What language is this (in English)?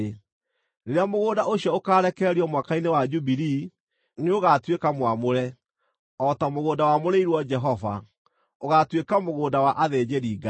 Kikuyu